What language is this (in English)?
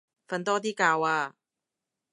Cantonese